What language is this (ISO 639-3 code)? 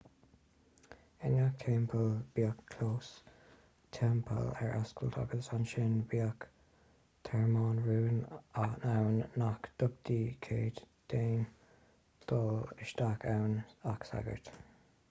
gle